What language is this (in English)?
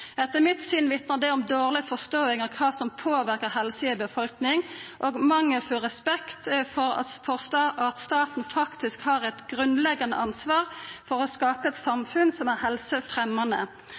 Norwegian Nynorsk